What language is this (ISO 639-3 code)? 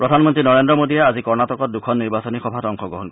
asm